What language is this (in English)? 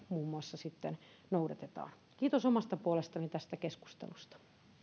Finnish